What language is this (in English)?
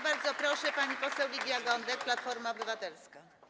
Polish